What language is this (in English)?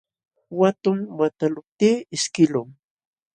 Jauja Wanca Quechua